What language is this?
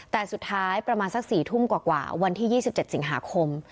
Thai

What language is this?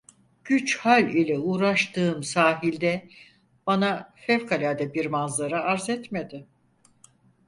Turkish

